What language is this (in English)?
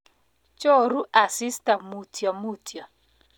Kalenjin